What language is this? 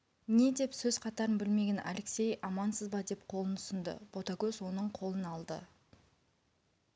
Kazakh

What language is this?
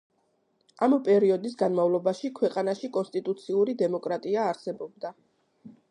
Georgian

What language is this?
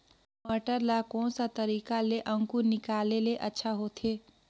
Chhattisgarhi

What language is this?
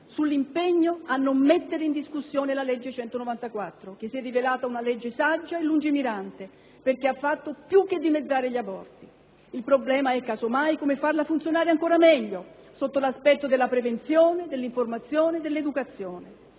Italian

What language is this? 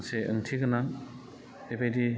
Bodo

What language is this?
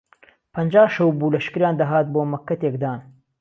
Central Kurdish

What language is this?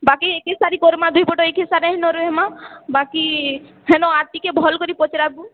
Odia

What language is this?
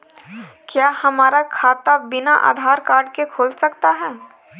Hindi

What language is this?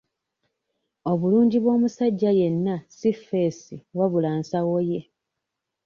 Ganda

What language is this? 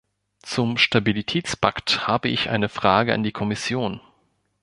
German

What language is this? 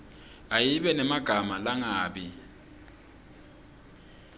Swati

